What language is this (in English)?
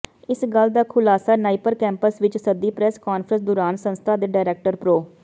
Punjabi